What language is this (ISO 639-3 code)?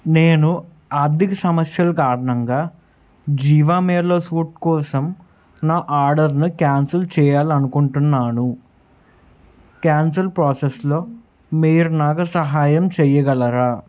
tel